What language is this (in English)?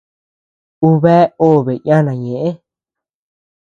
Tepeuxila Cuicatec